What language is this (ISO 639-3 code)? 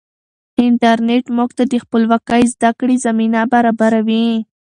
pus